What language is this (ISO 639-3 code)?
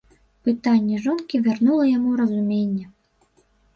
bel